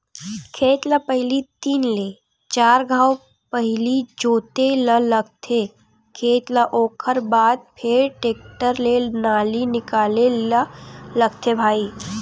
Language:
Chhattisgarhi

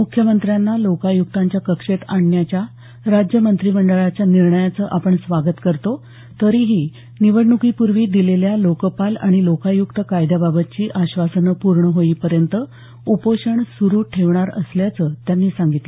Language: Marathi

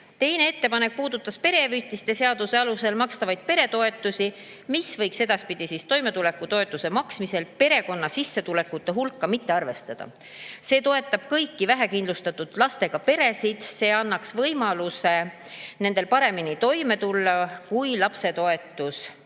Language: Estonian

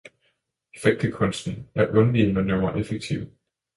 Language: Danish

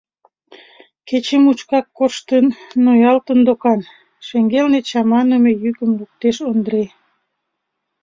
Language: Mari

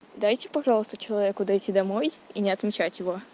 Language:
Russian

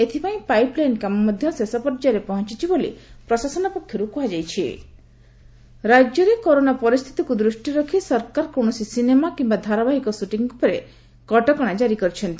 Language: Odia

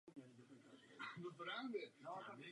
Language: Czech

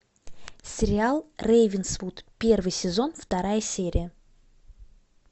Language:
Russian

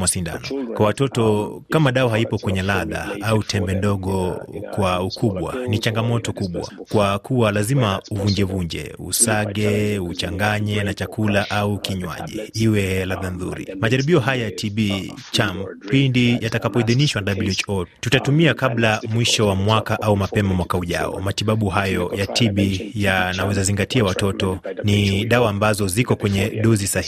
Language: Swahili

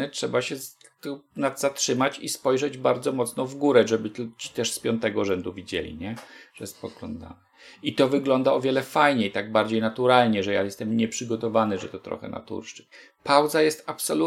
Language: Polish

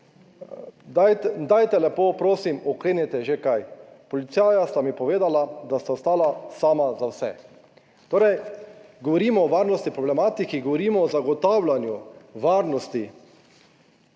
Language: Slovenian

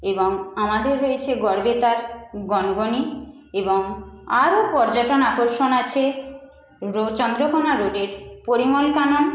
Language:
Bangla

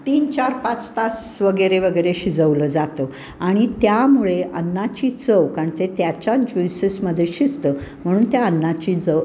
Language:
Marathi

